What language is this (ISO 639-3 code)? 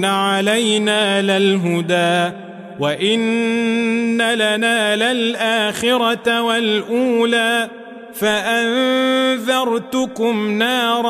ara